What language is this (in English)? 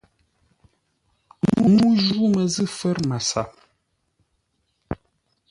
Ngombale